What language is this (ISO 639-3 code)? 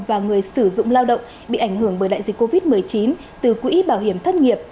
vie